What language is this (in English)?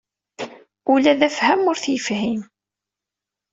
Kabyle